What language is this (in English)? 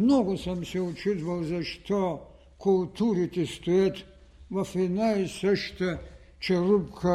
Bulgarian